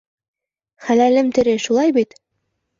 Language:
Bashkir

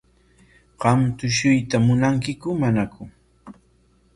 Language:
Corongo Ancash Quechua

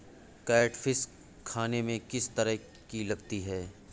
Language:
Hindi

